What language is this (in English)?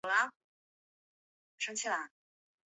Chinese